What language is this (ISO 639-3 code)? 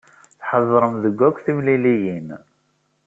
kab